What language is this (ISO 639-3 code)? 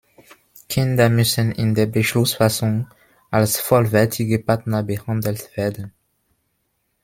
deu